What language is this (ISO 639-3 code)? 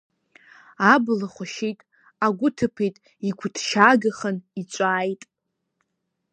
abk